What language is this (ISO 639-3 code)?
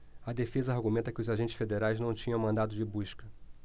por